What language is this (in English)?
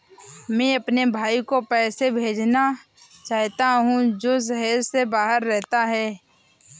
Hindi